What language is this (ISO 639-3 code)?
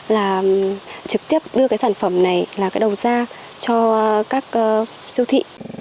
vie